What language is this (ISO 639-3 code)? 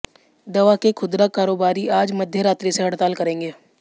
hin